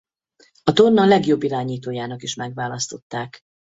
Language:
Hungarian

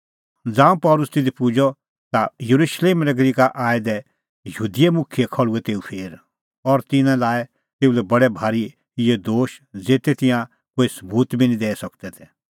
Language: Kullu Pahari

